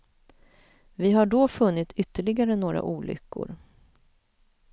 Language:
Swedish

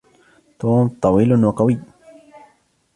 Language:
Arabic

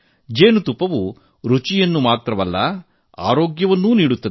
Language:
Kannada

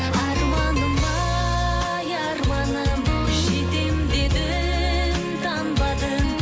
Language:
Kazakh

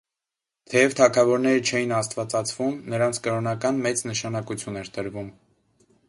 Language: Armenian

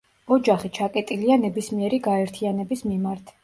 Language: Georgian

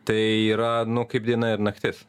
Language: Lithuanian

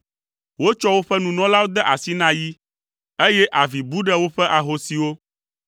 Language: Ewe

